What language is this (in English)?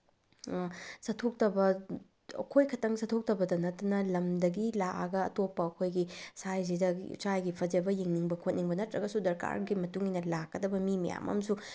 Manipuri